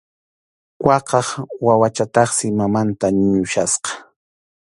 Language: Arequipa-La Unión Quechua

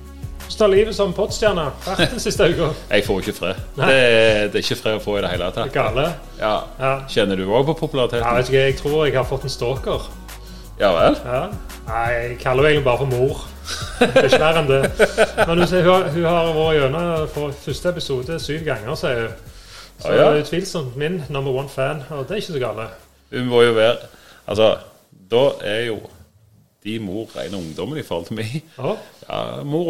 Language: Danish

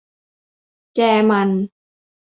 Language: Thai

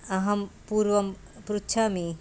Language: Sanskrit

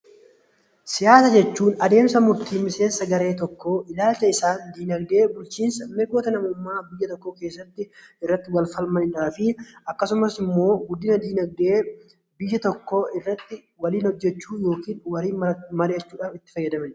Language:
Oromo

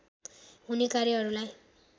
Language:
Nepali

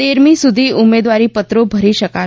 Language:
Gujarati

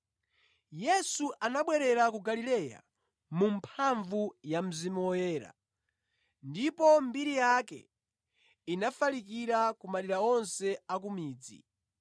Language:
Nyanja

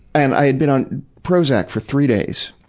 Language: English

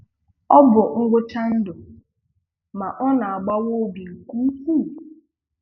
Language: Igbo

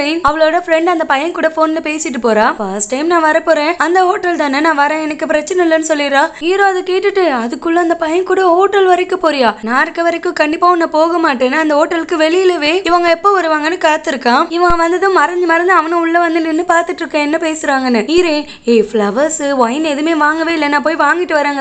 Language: Polish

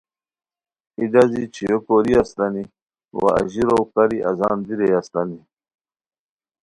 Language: Khowar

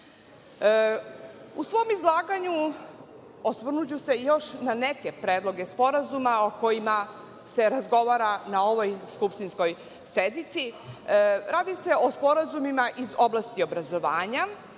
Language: Serbian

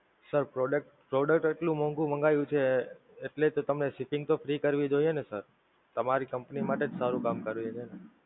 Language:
Gujarati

